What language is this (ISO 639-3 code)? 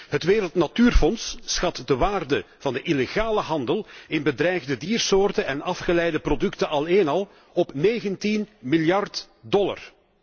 nld